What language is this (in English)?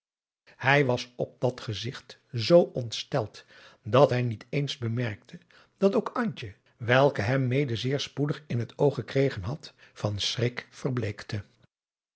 Dutch